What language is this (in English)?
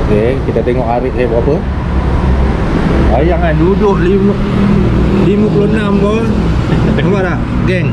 Malay